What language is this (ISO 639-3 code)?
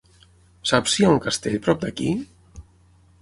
cat